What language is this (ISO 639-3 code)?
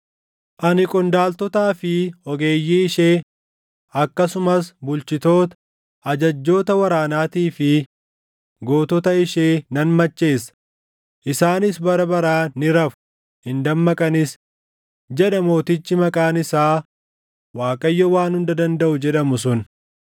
orm